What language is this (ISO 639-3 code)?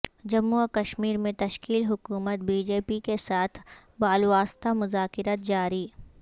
urd